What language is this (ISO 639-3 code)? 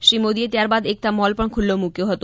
guj